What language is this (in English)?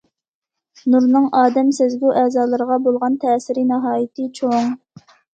Uyghur